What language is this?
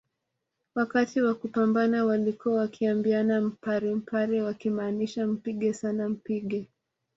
Swahili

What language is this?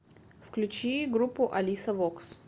Russian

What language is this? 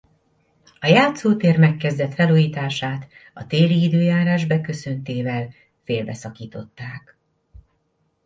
Hungarian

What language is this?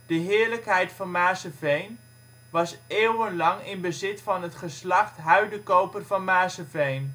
Dutch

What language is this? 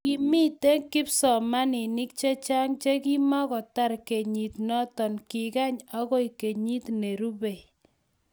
Kalenjin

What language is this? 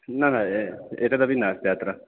Sanskrit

